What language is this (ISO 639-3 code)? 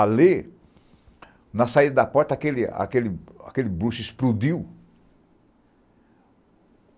por